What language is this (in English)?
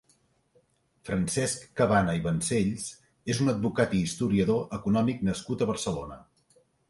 Catalan